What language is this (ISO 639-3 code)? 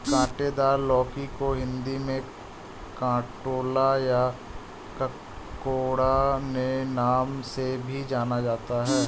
hin